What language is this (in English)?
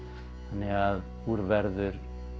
Icelandic